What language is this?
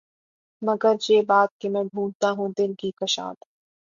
Urdu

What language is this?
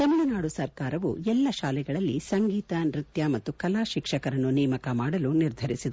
Kannada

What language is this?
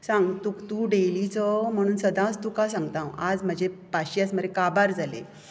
Konkani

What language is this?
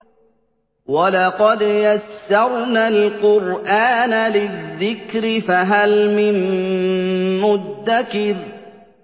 Arabic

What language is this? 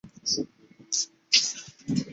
Chinese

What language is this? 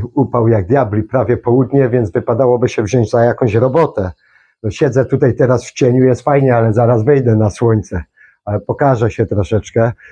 Polish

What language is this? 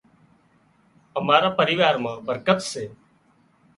Wadiyara Koli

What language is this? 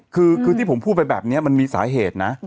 Thai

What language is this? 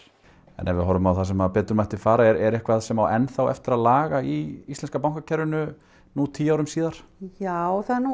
Icelandic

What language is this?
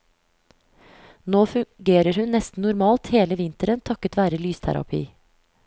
Norwegian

